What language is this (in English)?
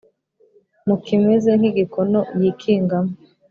Kinyarwanda